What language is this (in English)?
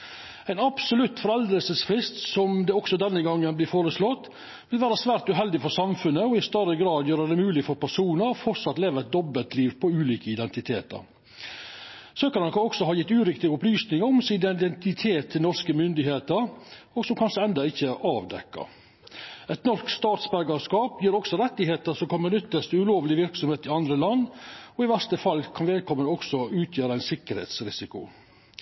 Norwegian Nynorsk